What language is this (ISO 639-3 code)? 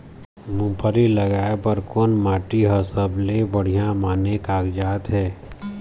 hne